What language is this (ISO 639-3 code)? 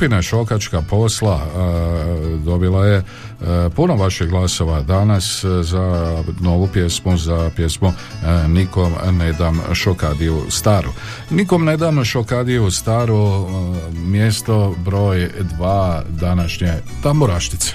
hrv